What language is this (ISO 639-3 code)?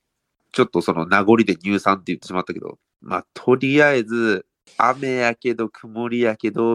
jpn